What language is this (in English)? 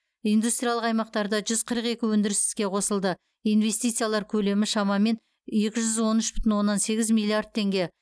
Kazakh